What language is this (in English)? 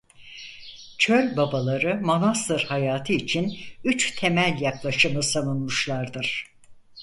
Turkish